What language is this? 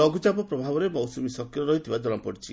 Odia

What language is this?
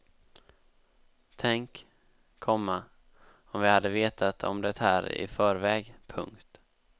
Swedish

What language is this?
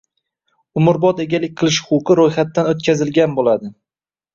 Uzbek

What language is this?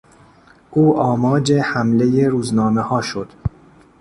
Persian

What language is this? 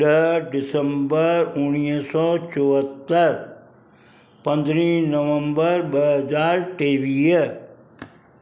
Sindhi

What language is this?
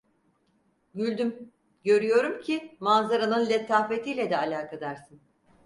Turkish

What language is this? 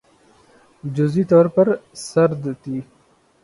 Urdu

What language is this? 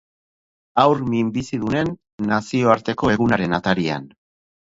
Basque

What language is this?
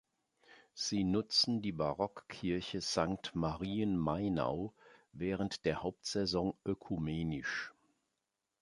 German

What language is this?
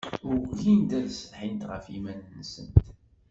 Kabyle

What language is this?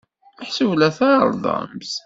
Kabyle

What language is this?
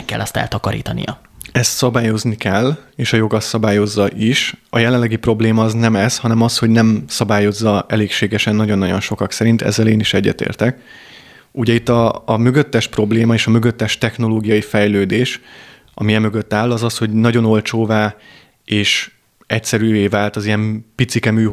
Hungarian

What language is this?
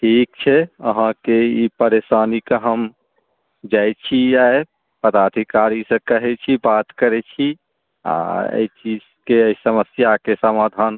Maithili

